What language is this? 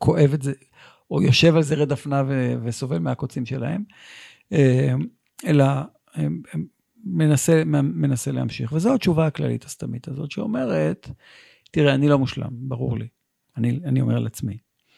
Hebrew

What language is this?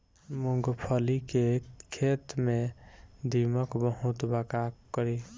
Bhojpuri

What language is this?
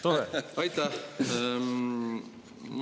Estonian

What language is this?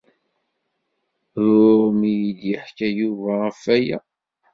Kabyle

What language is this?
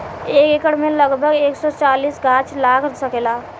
Bhojpuri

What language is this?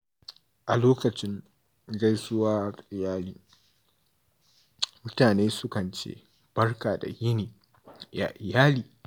Hausa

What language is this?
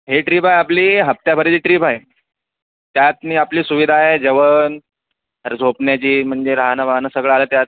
Marathi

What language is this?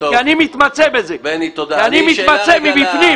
Hebrew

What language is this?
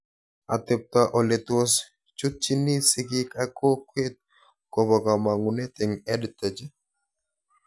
Kalenjin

